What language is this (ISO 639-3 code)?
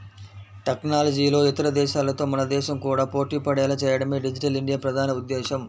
tel